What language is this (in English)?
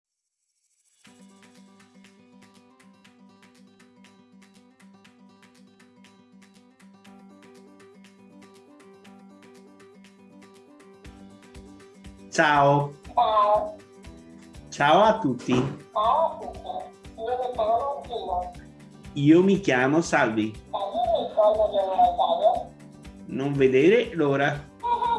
Italian